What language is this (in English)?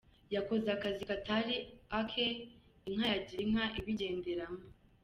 Kinyarwanda